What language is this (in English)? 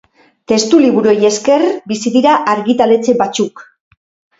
Basque